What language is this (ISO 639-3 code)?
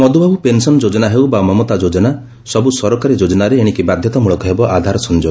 ori